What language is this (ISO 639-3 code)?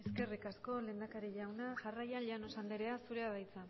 eus